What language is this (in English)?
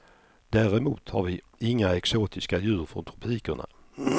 Swedish